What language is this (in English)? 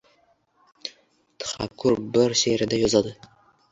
Uzbek